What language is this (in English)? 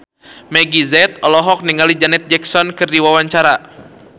Sundanese